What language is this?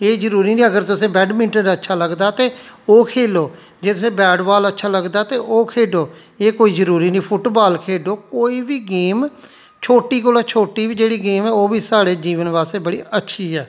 Dogri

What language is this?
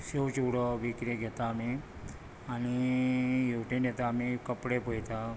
Konkani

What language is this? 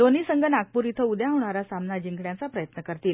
Marathi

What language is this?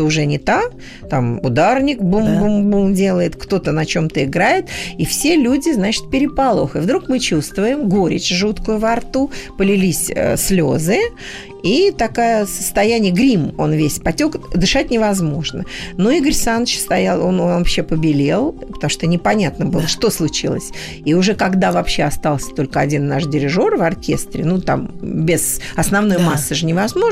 Russian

